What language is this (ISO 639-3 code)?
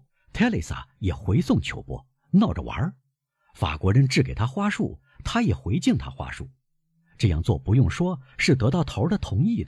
zho